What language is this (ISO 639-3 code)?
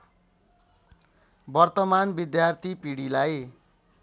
nep